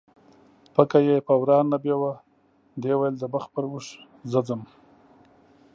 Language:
Pashto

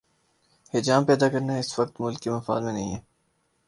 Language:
Urdu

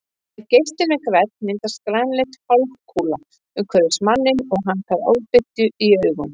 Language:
Icelandic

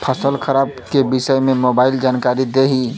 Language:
Bhojpuri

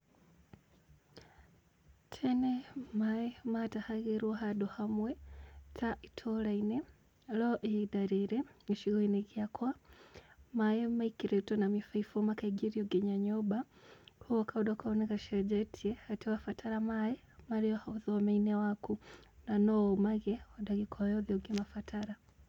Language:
Kikuyu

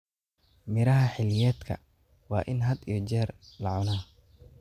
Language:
Somali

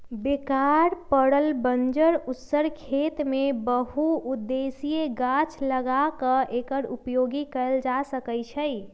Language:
Magahi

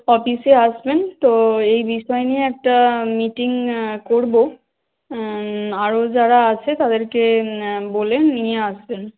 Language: Bangla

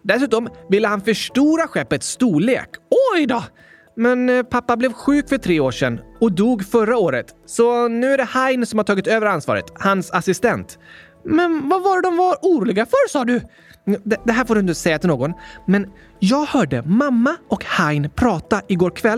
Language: Swedish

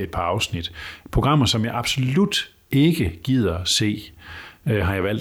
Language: Danish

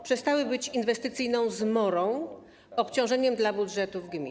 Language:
Polish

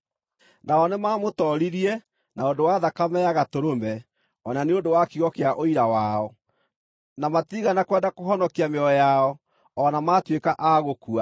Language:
Kikuyu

